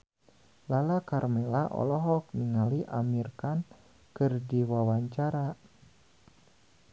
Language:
Sundanese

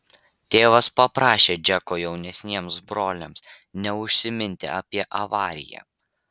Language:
Lithuanian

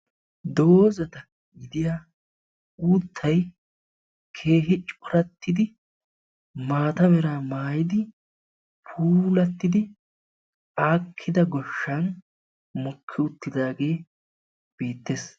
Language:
Wolaytta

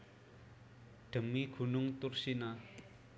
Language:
Javanese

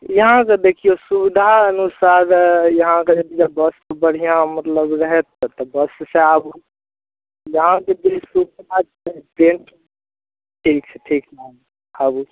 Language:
Maithili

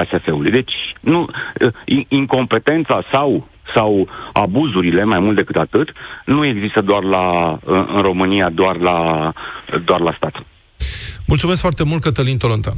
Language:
Romanian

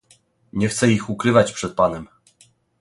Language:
Polish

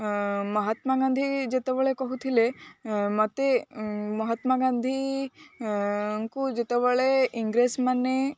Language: Odia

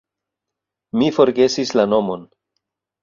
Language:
Esperanto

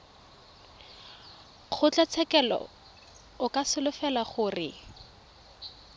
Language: Tswana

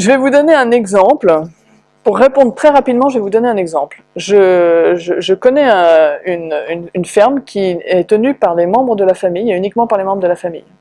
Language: French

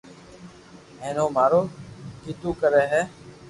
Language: Loarki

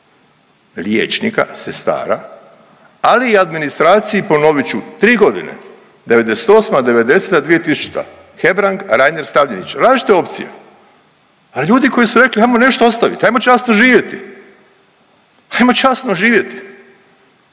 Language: Croatian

